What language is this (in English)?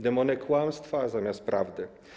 Polish